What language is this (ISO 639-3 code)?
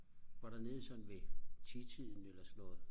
dan